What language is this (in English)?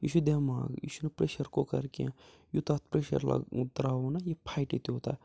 Kashmiri